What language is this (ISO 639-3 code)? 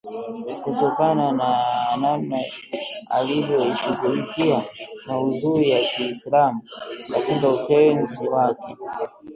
swa